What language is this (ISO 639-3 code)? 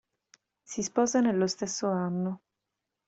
ita